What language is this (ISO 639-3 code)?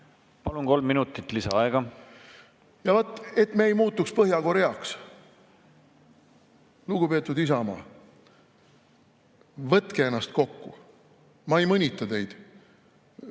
est